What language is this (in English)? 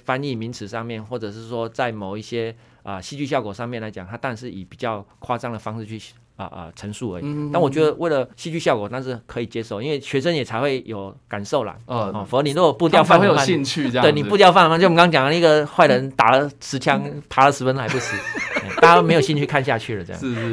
Chinese